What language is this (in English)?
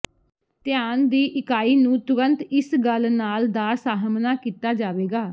Punjabi